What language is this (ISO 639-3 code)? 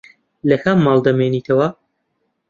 ckb